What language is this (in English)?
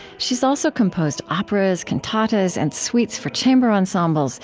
English